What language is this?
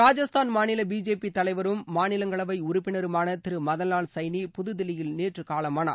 Tamil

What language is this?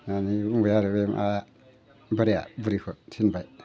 Bodo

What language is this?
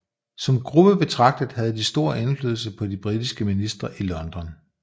Danish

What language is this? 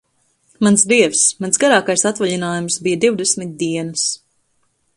Latvian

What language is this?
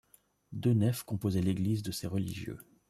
French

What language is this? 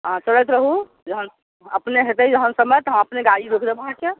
Maithili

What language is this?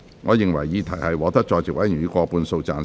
Cantonese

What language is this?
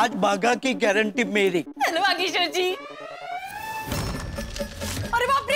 Hindi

